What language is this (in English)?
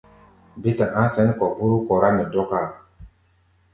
Gbaya